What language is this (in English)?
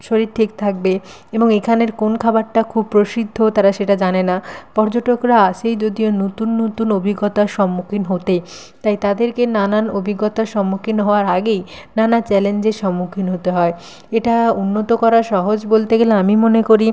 Bangla